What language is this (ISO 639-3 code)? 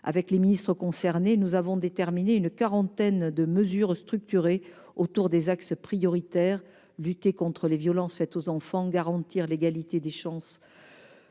fra